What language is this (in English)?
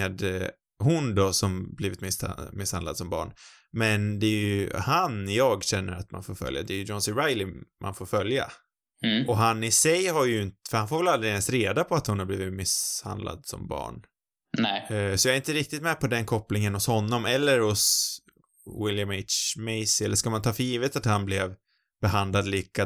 Swedish